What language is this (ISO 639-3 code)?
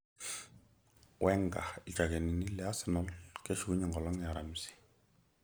mas